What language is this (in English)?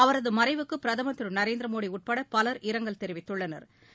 Tamil